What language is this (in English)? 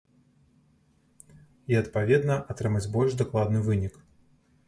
Belarusian